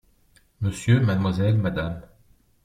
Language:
French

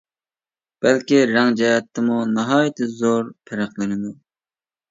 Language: Uyghur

